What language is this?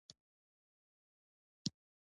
Pashto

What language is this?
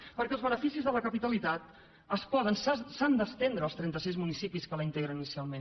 Catalan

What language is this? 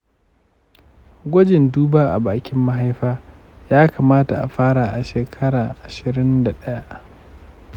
Hausa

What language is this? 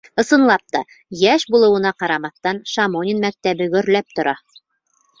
Bashkir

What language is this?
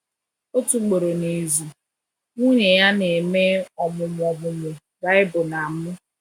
Igbo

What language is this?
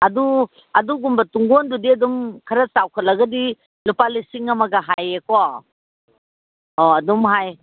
Manipuri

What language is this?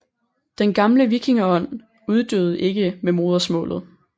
Danish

